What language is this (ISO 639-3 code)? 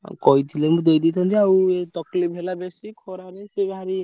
ori